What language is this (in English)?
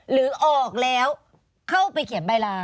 Thai